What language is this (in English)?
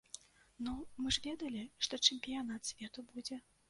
Belarusian